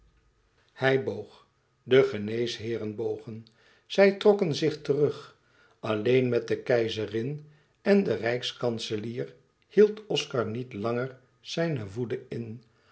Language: Dutch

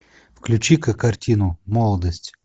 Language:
Russian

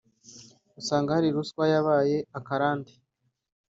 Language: Kinyarwanda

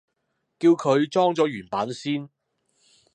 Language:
Cantonese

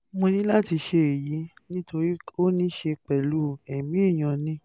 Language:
Yoruba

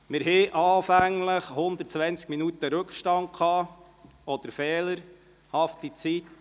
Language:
Swiss German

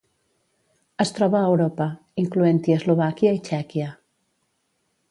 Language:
Catalan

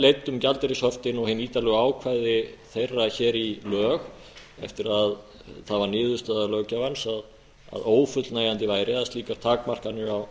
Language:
Icelandic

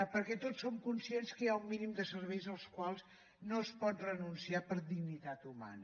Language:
Catalan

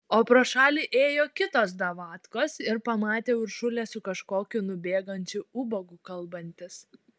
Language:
Lithuanian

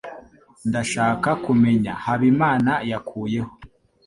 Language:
Kinyarwanda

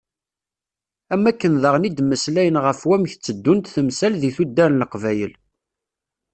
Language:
Kabyle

